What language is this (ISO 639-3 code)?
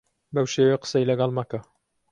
ckb